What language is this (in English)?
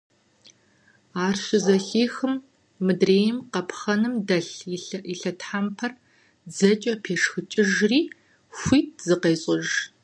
Kabardian